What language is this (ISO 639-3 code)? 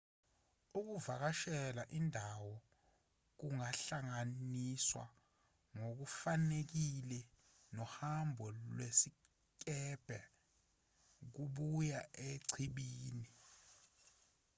zul